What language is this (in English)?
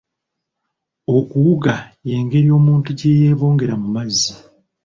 Ganda